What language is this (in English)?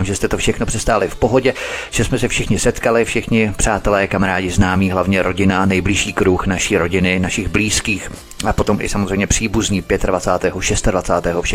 Czech